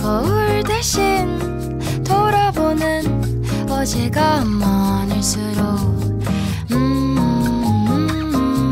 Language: Korean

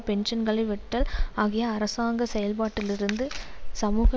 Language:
Tamil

